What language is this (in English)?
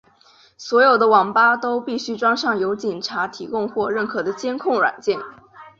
Chinese